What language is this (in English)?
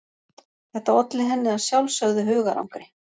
Icelandic